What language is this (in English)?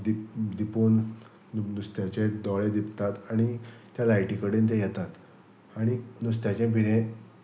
Konkani